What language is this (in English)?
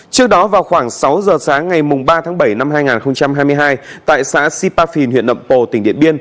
Vietnamese